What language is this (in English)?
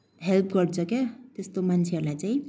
Nepali